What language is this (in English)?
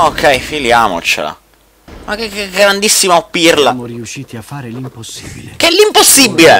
Italian